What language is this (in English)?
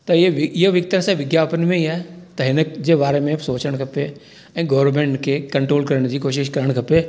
Sindhi